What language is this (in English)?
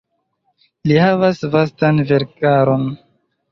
Esperanto